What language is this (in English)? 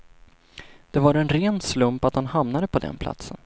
Swedish